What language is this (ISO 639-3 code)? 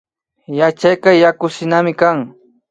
qvi